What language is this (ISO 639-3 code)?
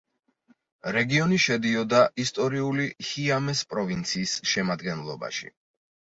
kat